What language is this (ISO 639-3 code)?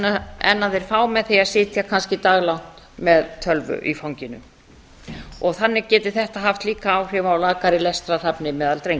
isl